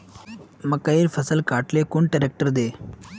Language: Magahi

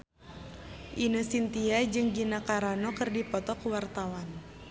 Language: Sundanese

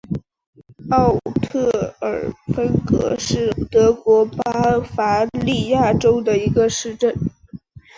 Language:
Chinese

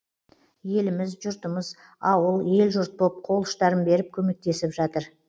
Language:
Kazakh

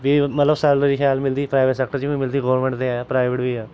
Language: Dogri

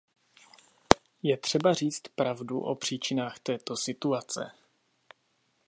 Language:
Czech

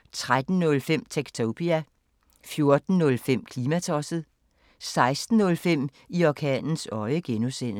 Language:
Danish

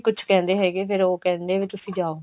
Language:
Punjabi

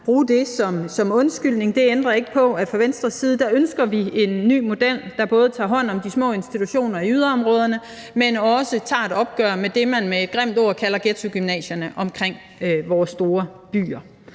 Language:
Danish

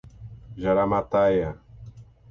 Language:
Portuguese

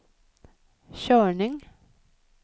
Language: Swedish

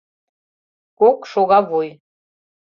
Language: Mari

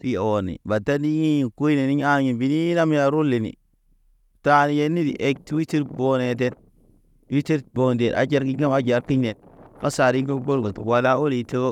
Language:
Naba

